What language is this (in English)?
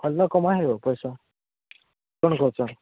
Odia